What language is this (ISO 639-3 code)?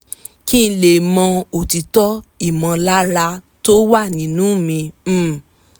yor